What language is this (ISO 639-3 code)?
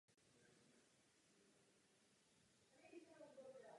ces